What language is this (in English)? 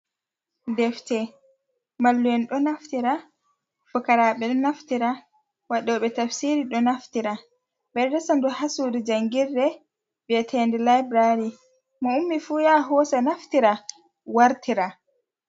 Fula